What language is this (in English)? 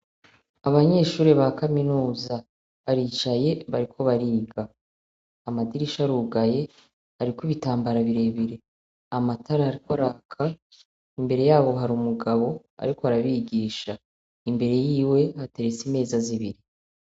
Rundi